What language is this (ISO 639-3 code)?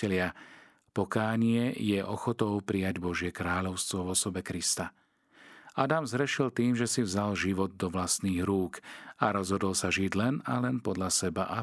slk